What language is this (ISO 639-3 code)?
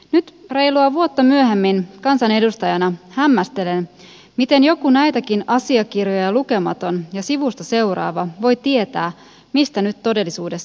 fin